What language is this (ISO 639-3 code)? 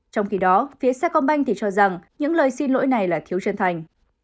vie